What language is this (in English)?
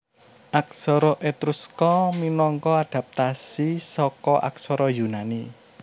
Javanese